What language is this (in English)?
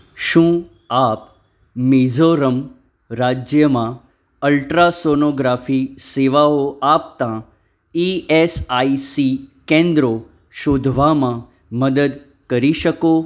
Gujarati